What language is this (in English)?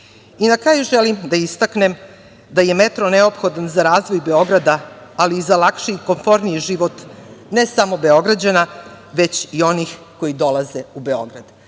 Serbian